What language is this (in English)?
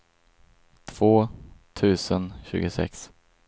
Swedish